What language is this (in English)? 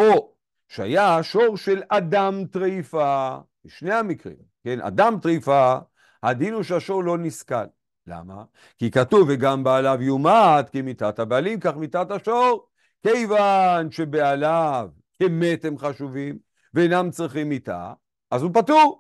Hebrew